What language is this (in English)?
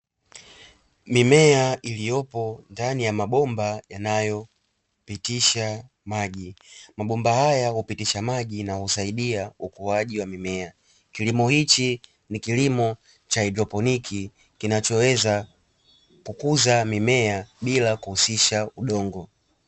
Swahili